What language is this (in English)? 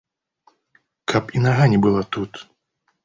Belarusian